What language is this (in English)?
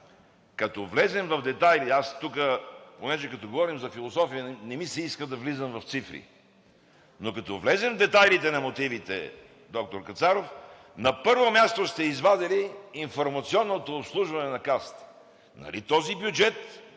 Bulgarian